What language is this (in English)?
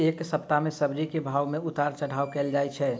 Maithili